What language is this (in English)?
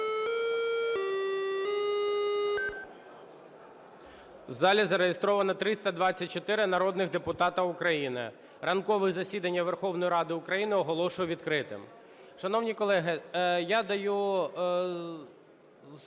Ukrainian